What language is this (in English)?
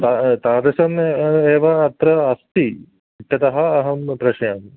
Sanskrit